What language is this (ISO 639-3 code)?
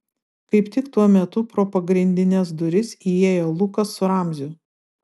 lit